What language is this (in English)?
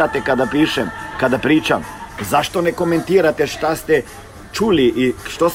Croatian